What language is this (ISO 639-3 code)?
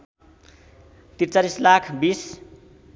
nep